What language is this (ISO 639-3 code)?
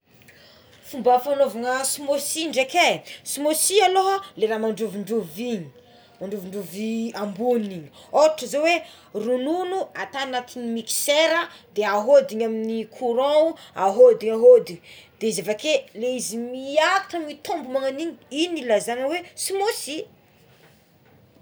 xmw